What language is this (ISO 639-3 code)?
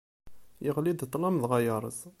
kab